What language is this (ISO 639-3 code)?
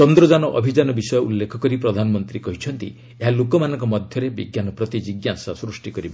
ori